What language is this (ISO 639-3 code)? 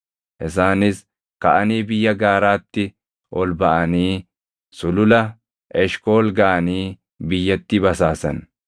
orm